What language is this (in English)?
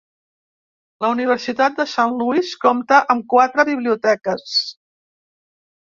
Catalan